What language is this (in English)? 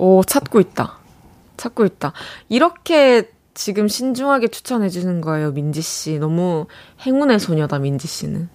Korean